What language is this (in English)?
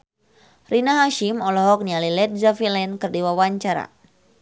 Sundanese